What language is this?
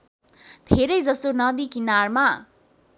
Nepali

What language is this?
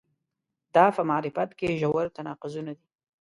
Pashto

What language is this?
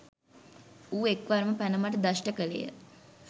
Sinhala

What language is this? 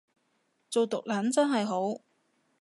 Cantonese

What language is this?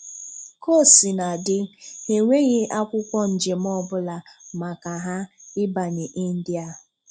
Igbo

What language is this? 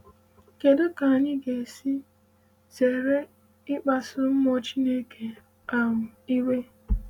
Igbo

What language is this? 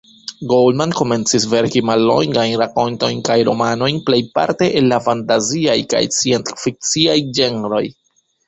Esperanto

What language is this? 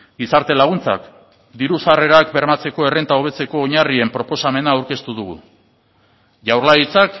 Basque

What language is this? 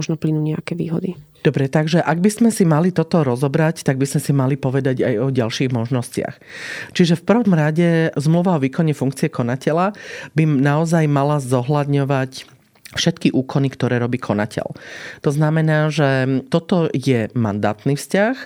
Slovak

